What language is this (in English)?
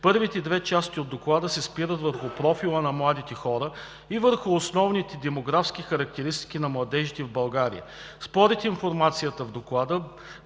Bulgarian